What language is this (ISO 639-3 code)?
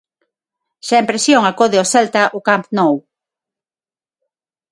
glg